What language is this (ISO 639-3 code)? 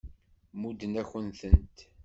kab